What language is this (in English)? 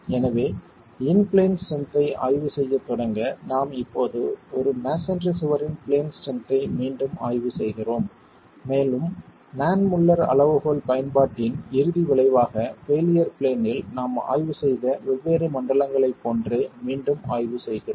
Tamil